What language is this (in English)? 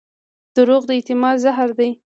Pashto